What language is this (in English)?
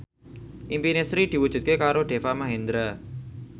Javanese